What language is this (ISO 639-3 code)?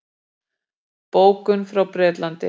isl